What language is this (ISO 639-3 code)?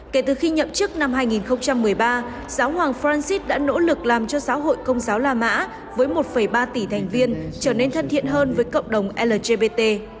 vie